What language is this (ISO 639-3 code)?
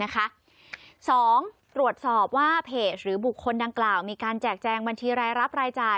tha